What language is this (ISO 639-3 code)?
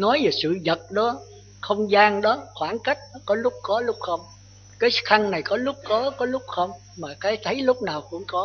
vie